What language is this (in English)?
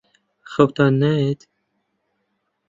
Central Kurdish